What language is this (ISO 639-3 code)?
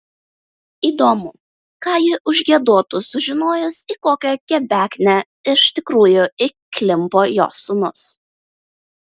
lit